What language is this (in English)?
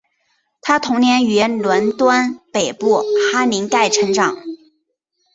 Chinese